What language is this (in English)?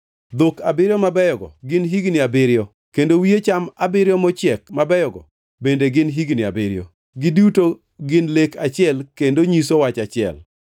Luo (Kenya and Tanzania)